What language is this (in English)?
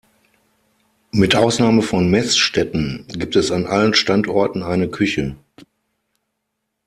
German